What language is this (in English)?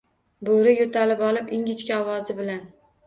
Uzbek